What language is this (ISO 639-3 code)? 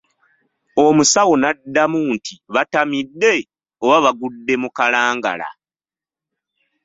lug